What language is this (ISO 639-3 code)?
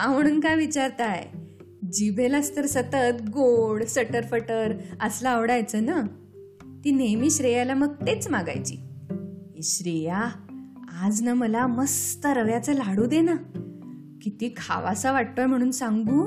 mar